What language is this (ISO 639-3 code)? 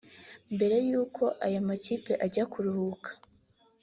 kin